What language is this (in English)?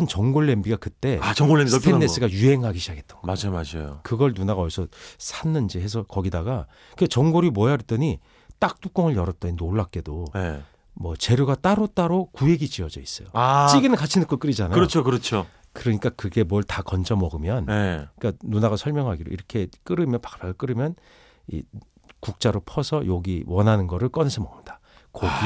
Korean